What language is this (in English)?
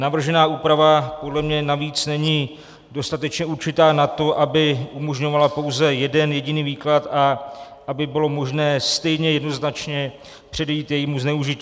Czech